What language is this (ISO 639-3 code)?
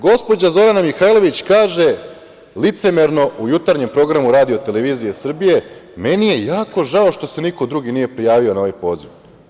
srp